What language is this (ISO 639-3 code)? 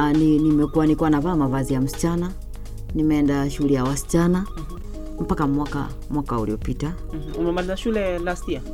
swa